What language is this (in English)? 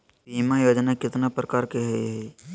Magahi